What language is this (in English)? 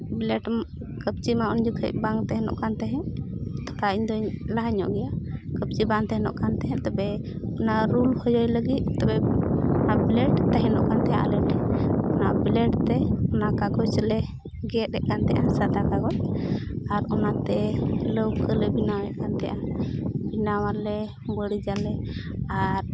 Santali